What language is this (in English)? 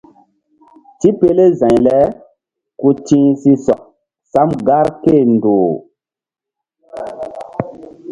Mbum